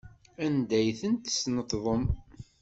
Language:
Kabyle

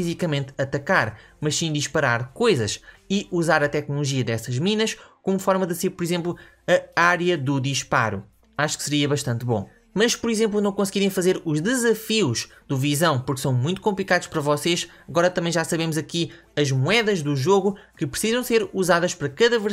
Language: Portuguese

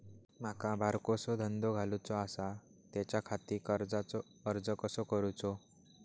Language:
Marathi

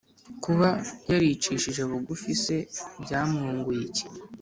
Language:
Kinyarwanda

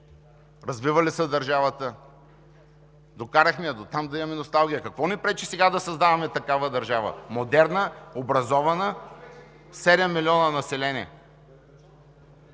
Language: Bulgarian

